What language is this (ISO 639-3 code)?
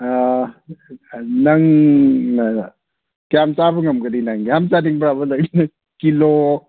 mni